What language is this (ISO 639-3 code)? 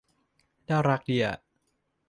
tha